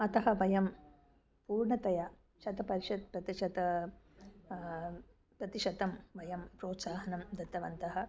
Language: Sanskrit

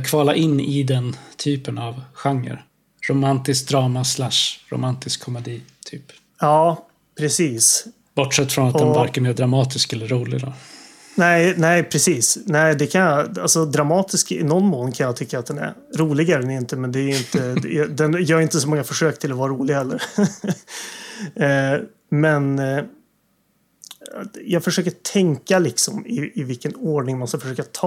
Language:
Swedish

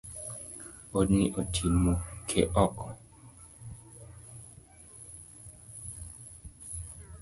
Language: Luo (Kenya and Tanzania)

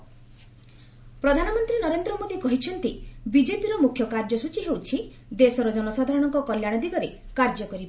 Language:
Odia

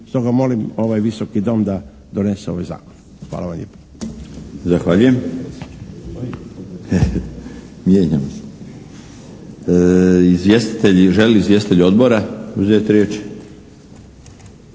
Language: Croatian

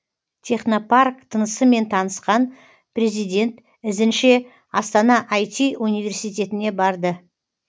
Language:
Kazakh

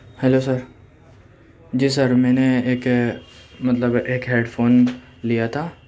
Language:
Urdu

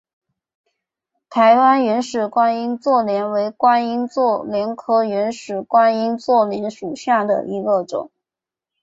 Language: Chinese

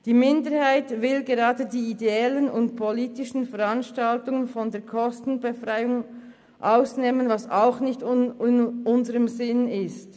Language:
Swiss German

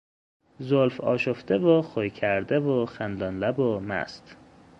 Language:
Persian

